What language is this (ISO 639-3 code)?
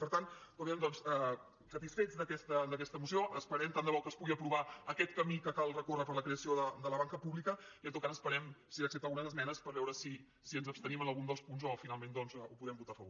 cat